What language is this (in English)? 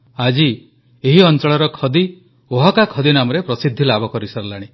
Odia